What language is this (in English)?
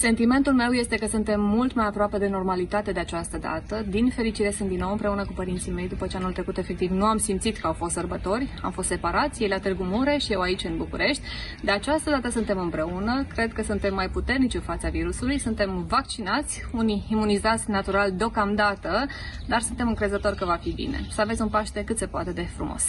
Romanian